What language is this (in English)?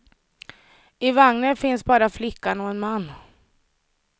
Swedish